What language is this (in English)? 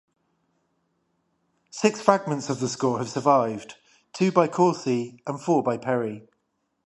English